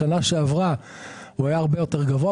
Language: Hebrew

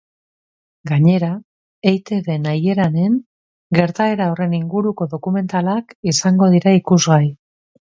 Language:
Basque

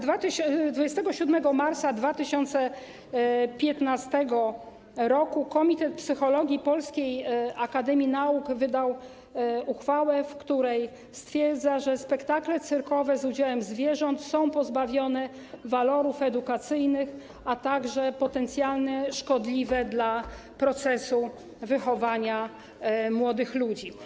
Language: Polish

